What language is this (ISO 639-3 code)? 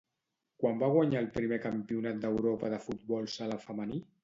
cat